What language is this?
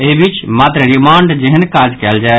Maithili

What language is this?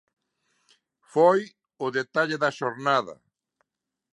Galician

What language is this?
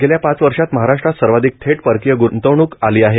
Marathi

